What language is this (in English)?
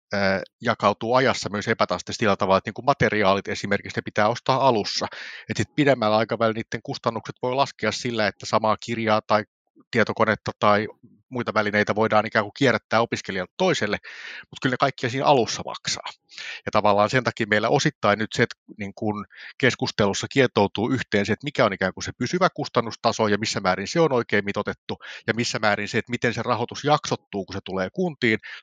Finnish